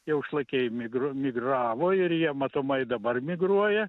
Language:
Lithuanian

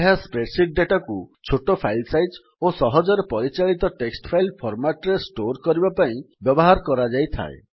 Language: Odia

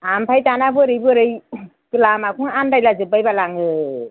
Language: Bodo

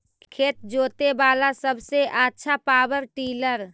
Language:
Magahi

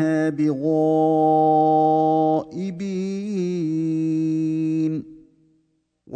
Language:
Arabic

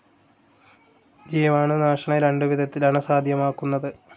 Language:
Malayalam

